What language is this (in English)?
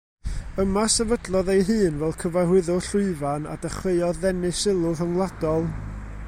Welsh